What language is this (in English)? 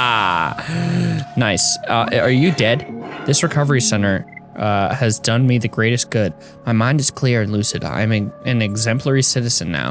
English